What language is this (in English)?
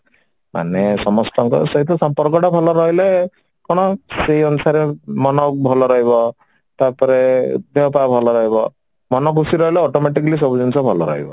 Odia